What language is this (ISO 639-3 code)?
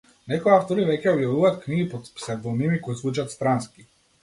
mkd